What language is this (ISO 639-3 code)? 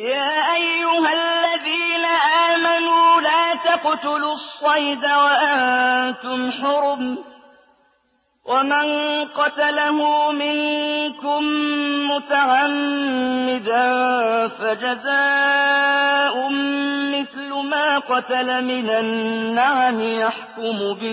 ara